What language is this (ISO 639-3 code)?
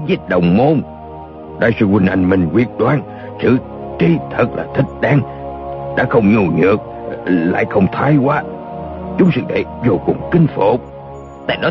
vie